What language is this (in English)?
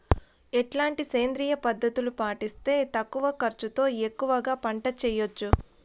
Telugu